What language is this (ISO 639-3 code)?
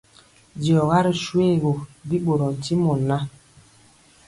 mcx